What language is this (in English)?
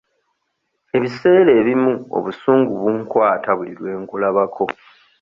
Ganda